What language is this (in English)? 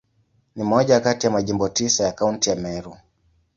Swahili